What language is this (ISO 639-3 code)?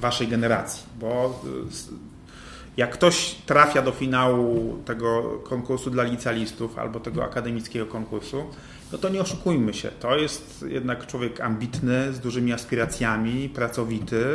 pol